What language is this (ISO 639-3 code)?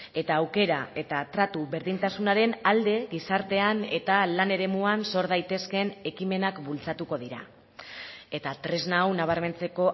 eus